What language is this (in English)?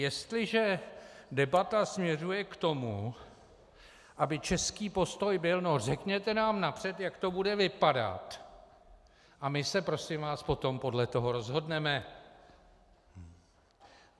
Czech